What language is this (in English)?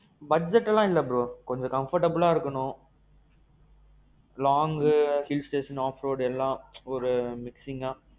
Tamil